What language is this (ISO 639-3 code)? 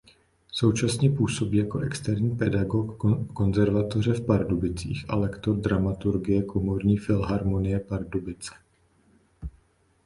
ces